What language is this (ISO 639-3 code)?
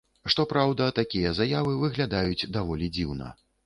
bel